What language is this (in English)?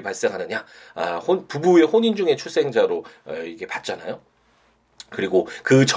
Korean